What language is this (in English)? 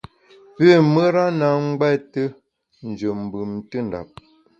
Bamun